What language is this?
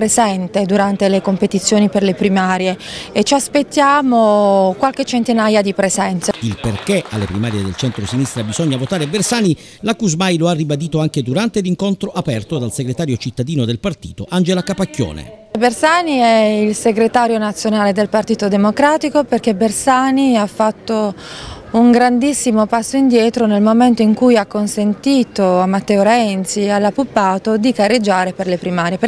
Italian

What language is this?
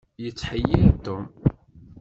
Kabyle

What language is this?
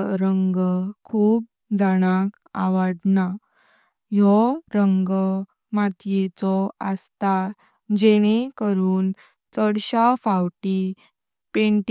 Konkani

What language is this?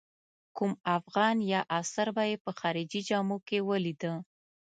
Pashto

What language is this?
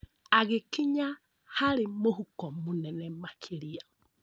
Kikuyu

